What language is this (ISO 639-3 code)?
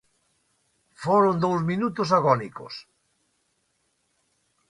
glg